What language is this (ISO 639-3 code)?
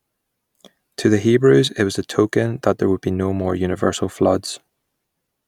eng